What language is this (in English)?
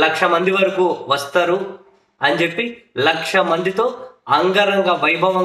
Hindi